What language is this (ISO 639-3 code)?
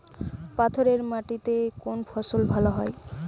ben